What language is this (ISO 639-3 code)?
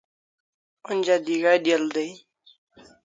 kls